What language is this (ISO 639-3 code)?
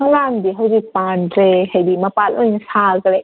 mni